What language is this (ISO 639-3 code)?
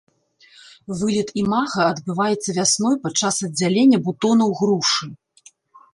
bel